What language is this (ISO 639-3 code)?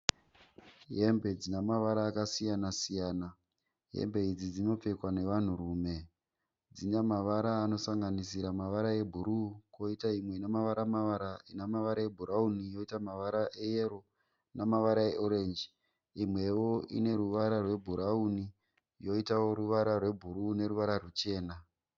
sna